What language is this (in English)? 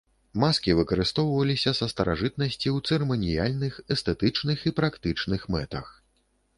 Belarusian